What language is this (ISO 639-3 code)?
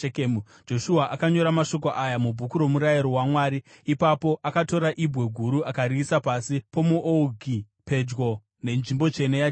sna